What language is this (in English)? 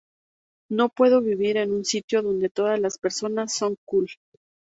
Spanish